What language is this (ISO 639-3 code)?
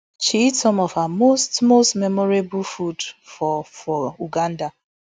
pcm